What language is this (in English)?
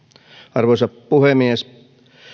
Finnish